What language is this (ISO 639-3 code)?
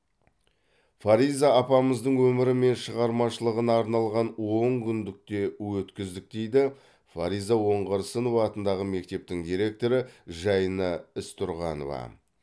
kaz